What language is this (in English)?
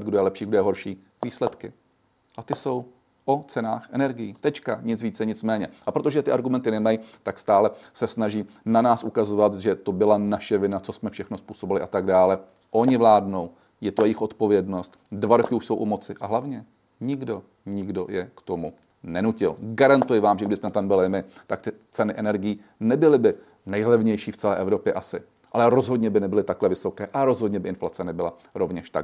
Czech